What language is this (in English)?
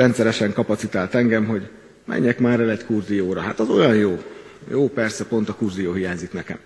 Hungarian